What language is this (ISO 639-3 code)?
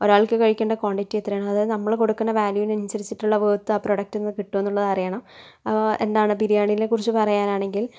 mal